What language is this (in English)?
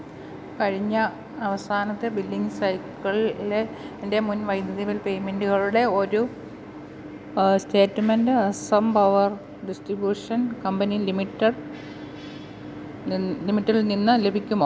Malayalam